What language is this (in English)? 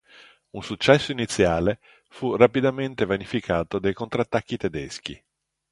Italian